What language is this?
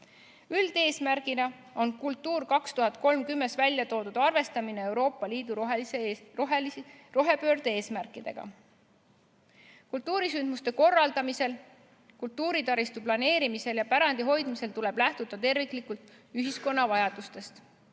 Estonian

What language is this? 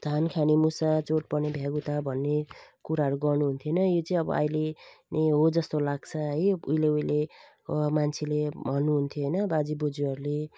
Nepali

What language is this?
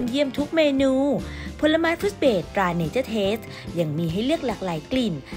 Thai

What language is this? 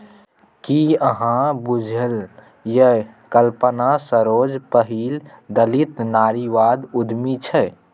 Maithili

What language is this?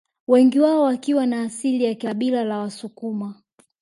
Swahili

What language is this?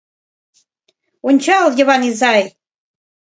Mari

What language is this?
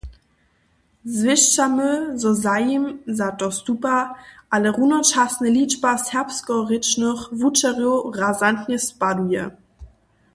Upper Sorbian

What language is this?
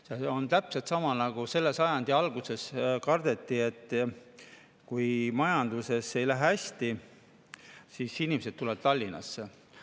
Estonian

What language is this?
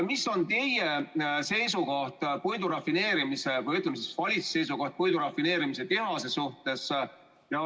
Estonian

